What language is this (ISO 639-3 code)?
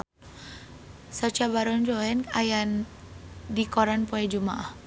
sun